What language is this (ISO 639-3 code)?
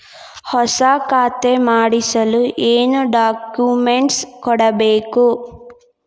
kan